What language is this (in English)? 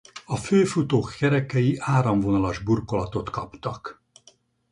Hungarian